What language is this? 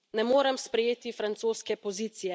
Slovenian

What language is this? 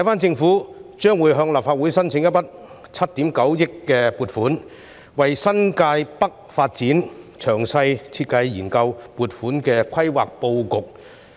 Cantonese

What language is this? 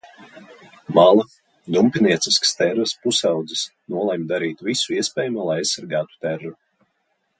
Latvian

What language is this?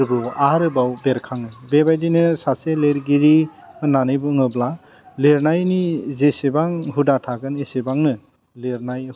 Bodo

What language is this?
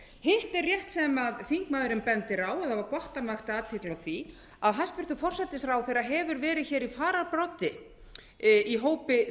Icelandic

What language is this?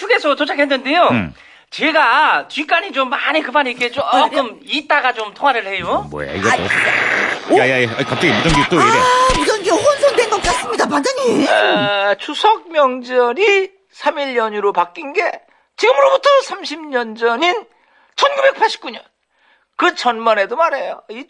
Korean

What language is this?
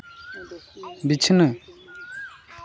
Santali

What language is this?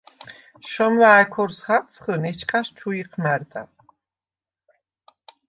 Svan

